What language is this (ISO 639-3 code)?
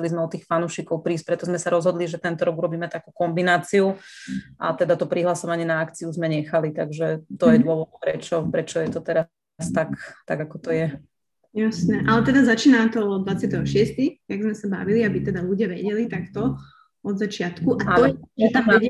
slk